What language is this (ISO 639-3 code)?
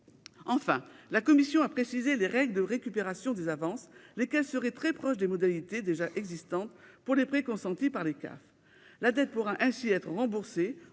fra